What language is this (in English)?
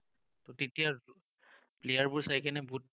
Assamese